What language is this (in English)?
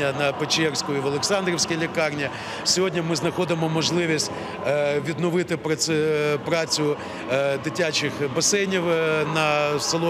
Ukrainian